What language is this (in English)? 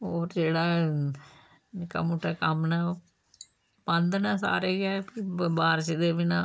Dogri